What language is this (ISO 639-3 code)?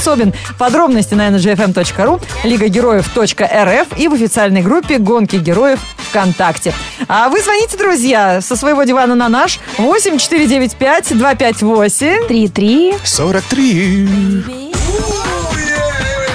rus